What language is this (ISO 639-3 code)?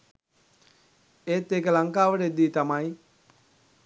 sin